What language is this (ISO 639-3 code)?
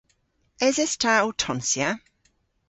cor